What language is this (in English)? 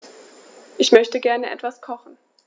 German